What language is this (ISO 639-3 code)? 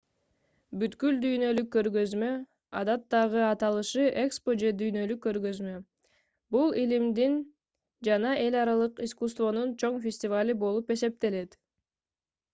kir